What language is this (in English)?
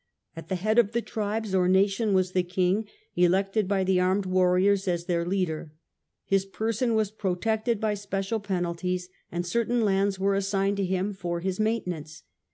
English